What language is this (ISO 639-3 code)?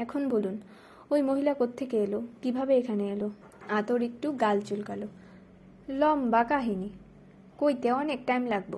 ben